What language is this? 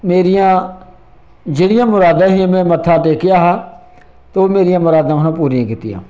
Dogri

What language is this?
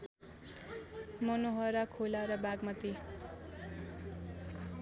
Nepali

